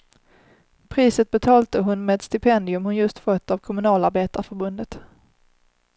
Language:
Swedish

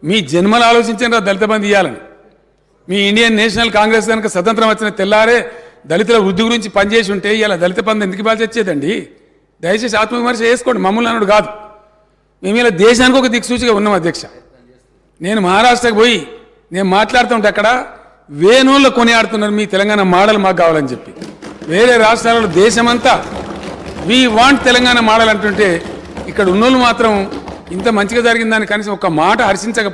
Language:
Telugu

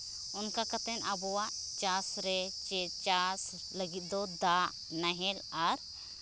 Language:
Santali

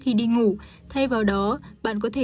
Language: Vietnamese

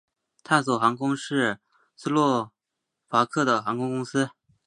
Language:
Chinese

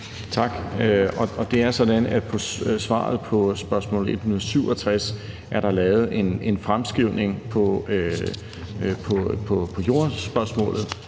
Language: Danish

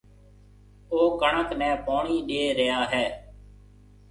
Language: Marwari (Pakistan)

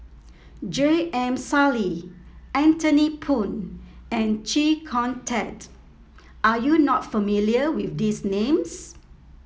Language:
English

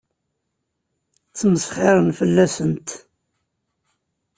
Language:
Kabyle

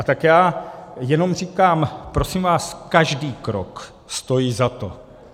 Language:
Czech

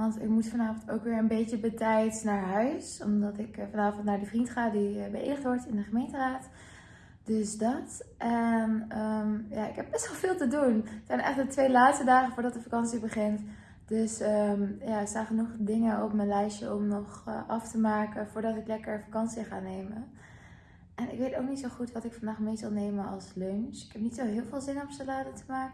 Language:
Dutch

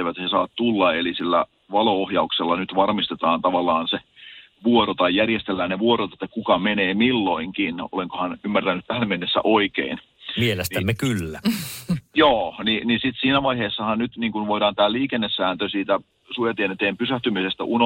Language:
Finnish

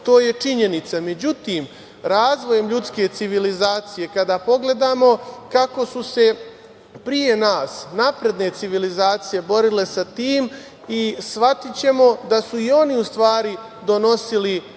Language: Serbian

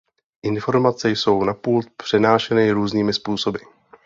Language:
Czech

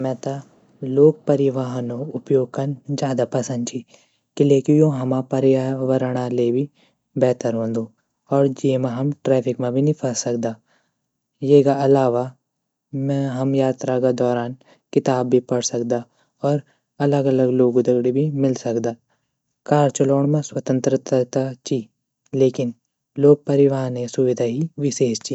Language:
Garhwali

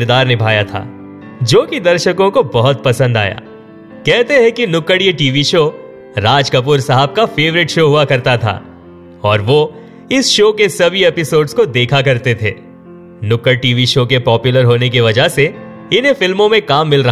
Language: Hindi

